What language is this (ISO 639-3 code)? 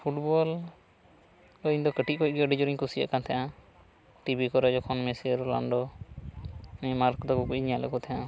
sat